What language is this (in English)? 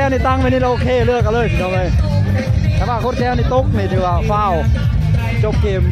Thai